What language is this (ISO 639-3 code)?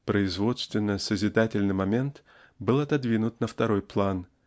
rus